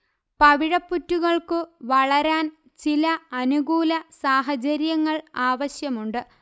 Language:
Malayalam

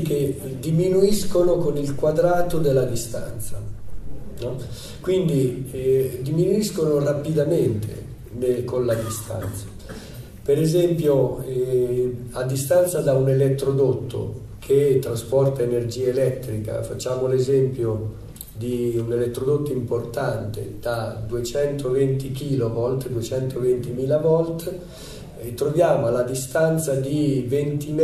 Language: Italian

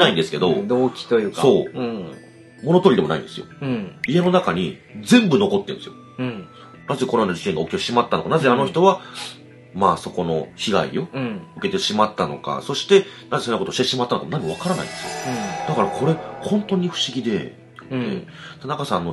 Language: Japanese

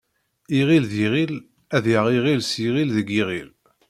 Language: Kabyle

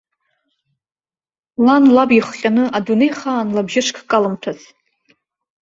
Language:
Abkhazian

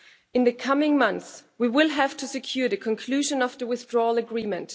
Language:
English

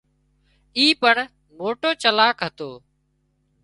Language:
Wadiyara Koli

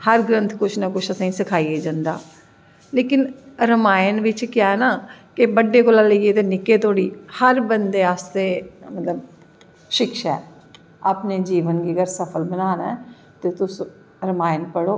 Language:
Dogri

